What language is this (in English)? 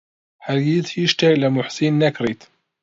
Central Kurdish